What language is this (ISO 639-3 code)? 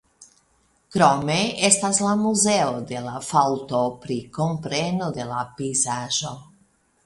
epo